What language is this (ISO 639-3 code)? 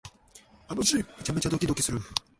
jpn